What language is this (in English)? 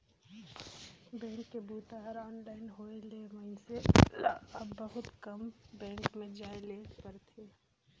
Chhattisgarhi